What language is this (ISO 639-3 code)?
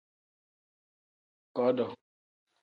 kdh